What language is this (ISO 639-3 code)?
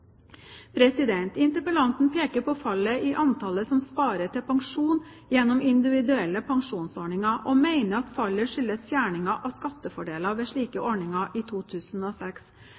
nob